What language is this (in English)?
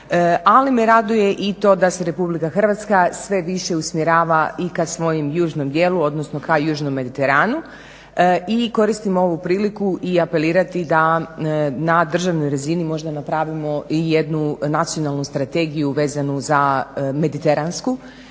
Croatian